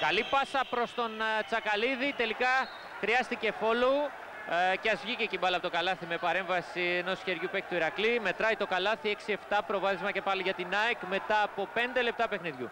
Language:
Greek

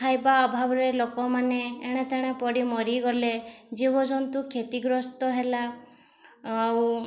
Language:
Odia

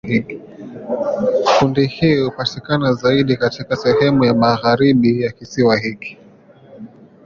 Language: Swahili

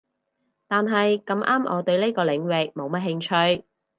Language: Cantonese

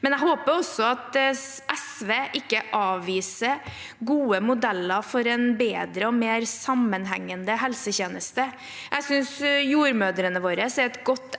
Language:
Norwegian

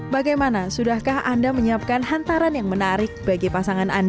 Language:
Indonesian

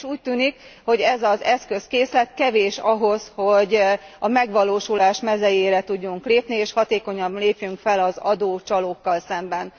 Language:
Hungarian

